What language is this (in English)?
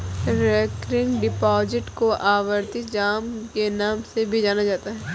Hindi